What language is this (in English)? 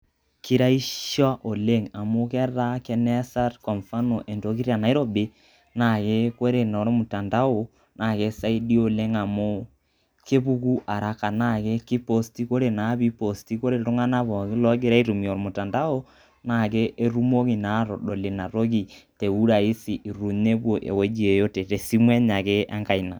Masai